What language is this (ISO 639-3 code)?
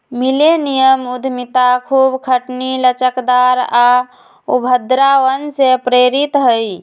mag